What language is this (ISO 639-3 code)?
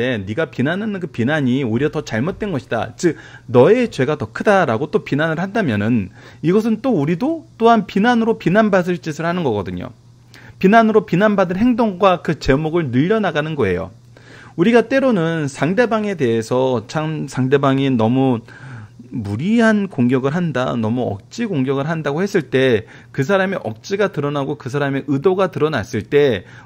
kor